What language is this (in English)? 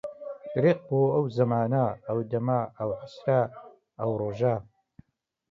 Central Kurdish